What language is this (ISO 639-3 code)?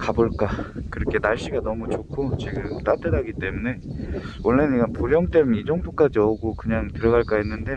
kor